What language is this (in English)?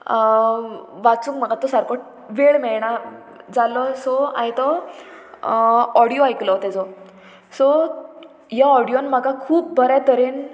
Konkani